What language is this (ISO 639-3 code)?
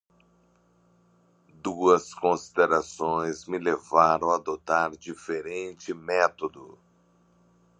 por